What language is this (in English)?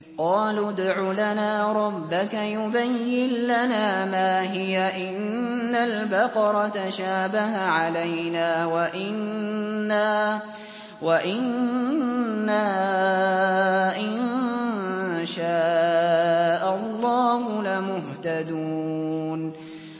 Arabic